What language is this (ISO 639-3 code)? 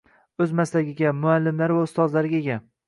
uzb